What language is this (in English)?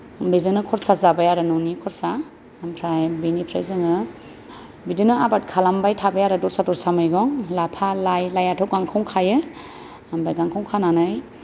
Bodo